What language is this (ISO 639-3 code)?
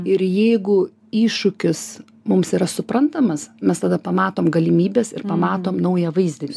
lit